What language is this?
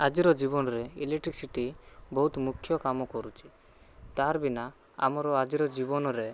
Odia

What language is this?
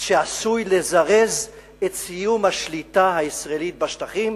Hebrew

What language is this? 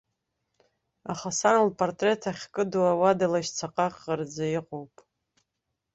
Abkhazian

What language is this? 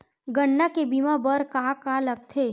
Chhattisgarhi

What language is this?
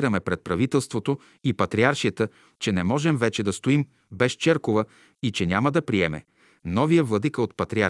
Bulgarian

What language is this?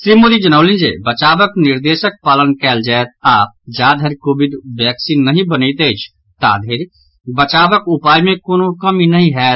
Maithili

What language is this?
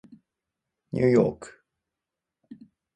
Japanese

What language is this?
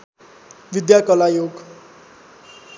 Nepali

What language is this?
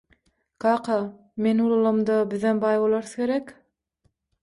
Turkmen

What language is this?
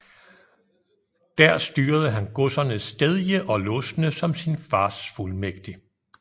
Danish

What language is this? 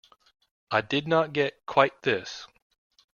English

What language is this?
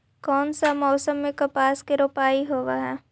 Magahi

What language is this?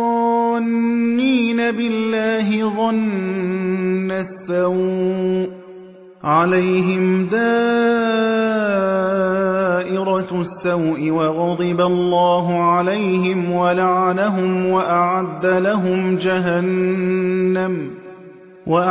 Arabic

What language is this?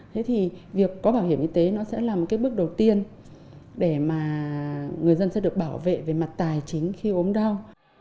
Vietnamese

